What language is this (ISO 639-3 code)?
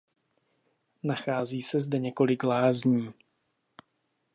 ces